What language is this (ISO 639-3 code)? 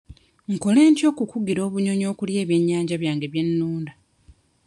lug